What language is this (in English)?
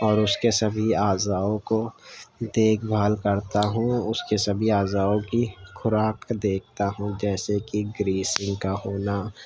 Urdu